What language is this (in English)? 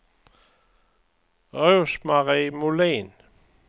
Swedish